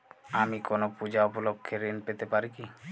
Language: Bangla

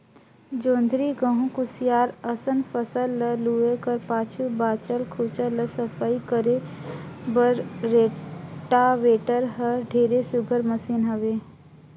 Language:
Chhattisgarhi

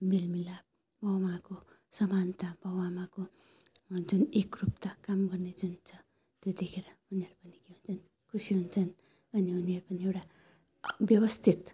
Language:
Nepali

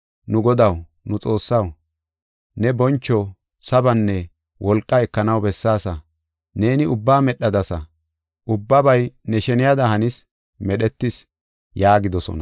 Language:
Gofa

